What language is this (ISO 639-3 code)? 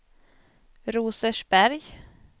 swe